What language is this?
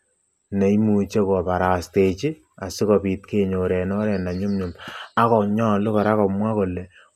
Kalenjin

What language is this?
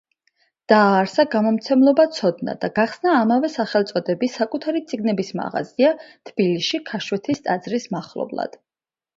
Georgian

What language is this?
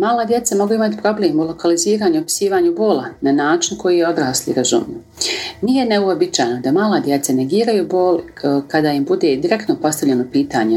Croatian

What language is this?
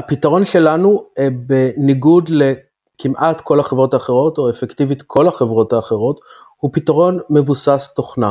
Hebrew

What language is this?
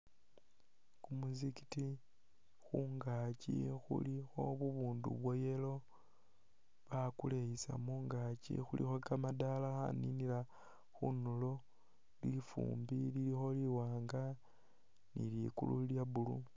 Masaaba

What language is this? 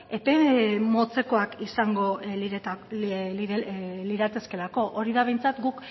Basque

